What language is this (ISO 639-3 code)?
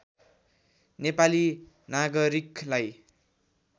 nep